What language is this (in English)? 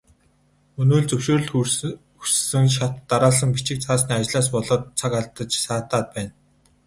Mongolian